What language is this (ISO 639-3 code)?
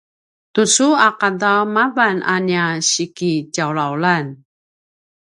pwn